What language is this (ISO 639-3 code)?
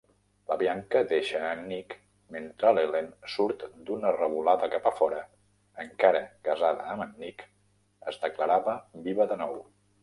cat